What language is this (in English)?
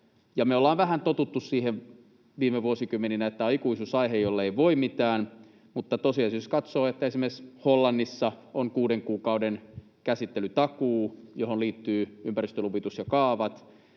Finnish